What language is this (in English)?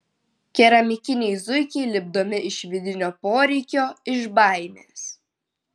Lithuanian